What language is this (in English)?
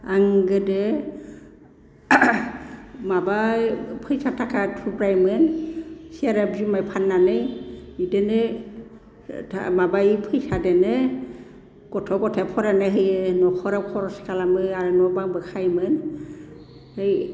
Bodo